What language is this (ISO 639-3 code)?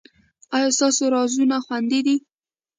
pus